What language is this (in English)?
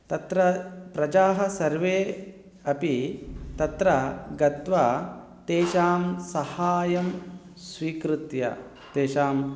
Sanskrit